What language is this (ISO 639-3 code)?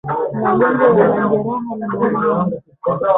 swa